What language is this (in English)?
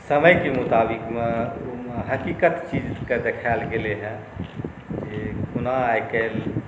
Maithili